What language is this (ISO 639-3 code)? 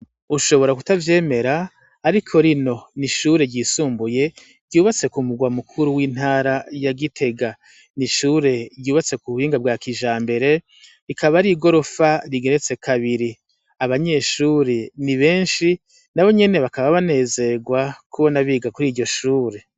run